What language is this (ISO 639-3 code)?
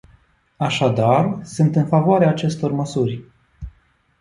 ron